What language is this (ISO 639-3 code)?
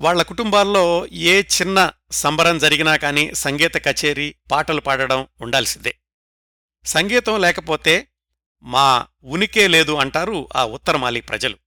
tel